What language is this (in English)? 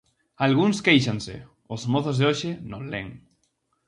Galician